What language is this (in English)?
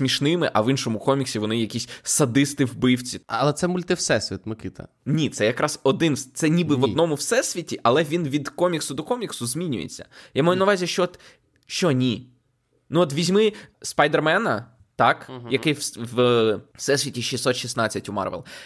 Ukrainian